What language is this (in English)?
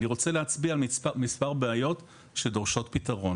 Hebrew